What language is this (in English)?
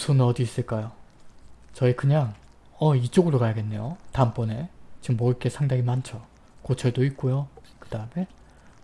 Korean